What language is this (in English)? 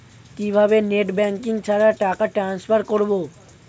Bangla